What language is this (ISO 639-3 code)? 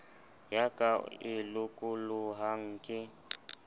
sot